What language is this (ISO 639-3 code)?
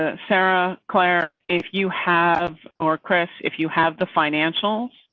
eng